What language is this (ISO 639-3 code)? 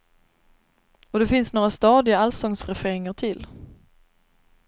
swe